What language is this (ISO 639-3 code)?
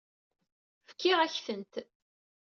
kab